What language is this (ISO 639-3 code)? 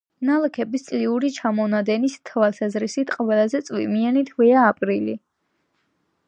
kat